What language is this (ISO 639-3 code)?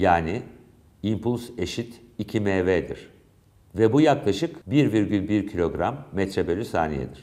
tur